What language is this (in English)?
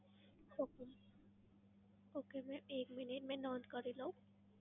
Gujarati